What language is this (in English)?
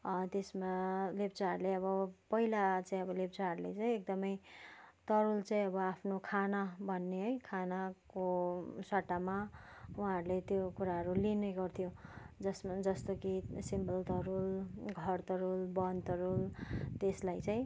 Nepali